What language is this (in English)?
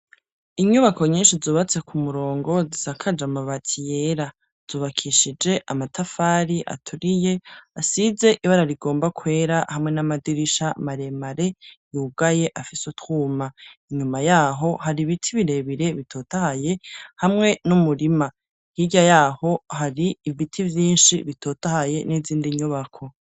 Rundi